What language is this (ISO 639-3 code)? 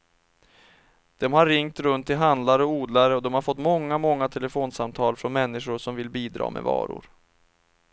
swe